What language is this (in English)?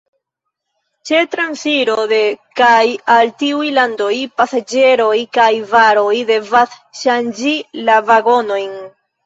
Esperanto